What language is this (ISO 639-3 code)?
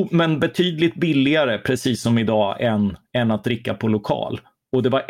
swe